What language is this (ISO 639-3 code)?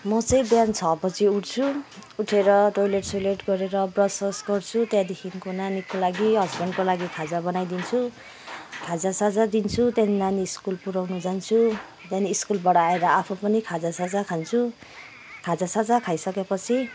nep